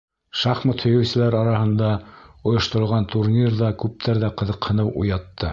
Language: Bashkir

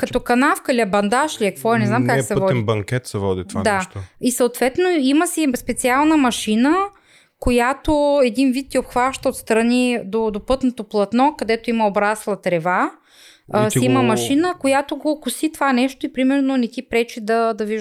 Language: Bulgarian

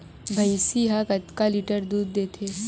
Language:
Chhattisgarhi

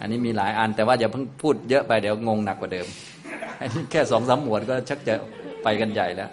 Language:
Thai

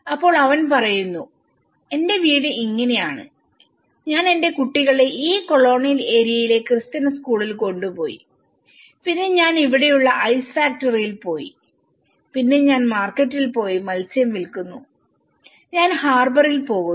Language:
Malayalam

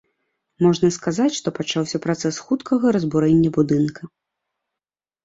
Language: Belarusian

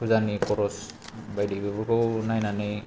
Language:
Bodo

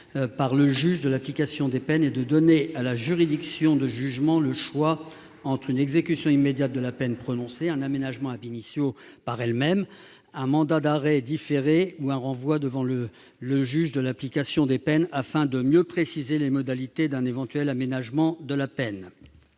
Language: French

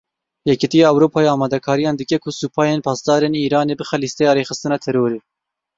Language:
Kurdish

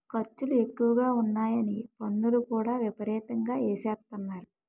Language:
Telugu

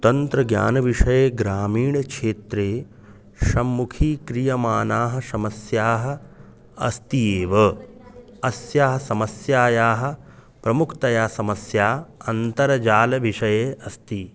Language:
Sanskrit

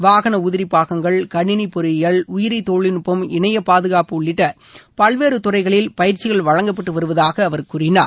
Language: Tamil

